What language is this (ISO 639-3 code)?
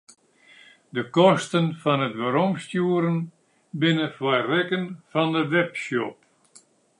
fry